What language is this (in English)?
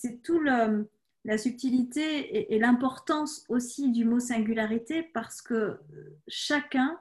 French